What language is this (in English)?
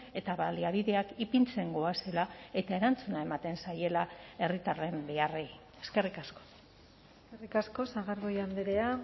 Basque